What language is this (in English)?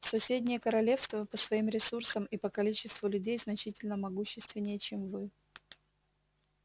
Russian